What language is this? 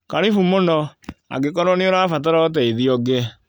Kikuyu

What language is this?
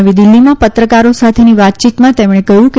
Gujarati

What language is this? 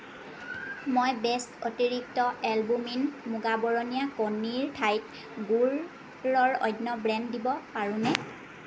Assamese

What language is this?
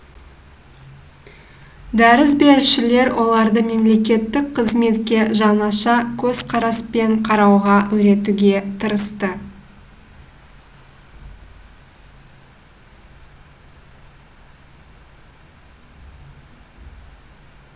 Kazakh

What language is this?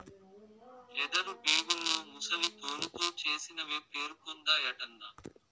Telugu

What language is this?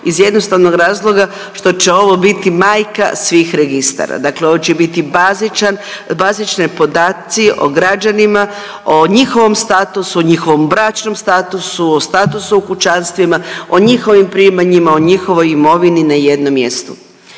Croatian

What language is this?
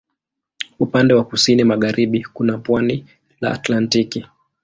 Swahili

